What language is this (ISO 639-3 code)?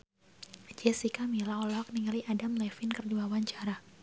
sun